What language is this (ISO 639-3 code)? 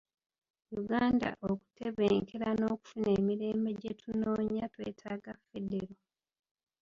lug